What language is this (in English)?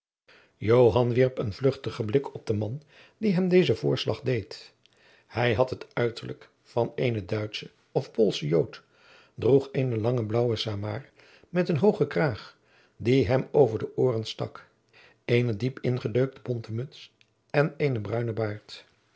Dutch